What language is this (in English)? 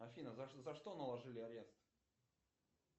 Russian